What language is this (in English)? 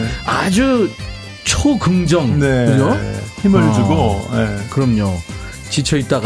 Korean